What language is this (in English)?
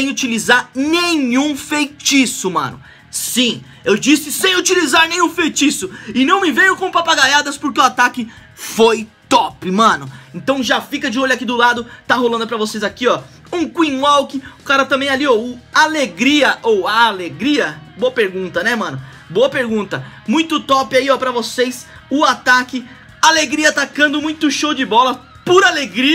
Portuguese